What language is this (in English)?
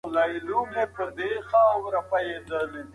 Pashto